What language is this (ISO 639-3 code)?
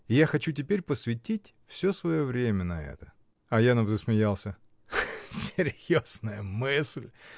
rus